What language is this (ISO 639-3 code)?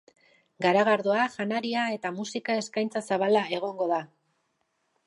eus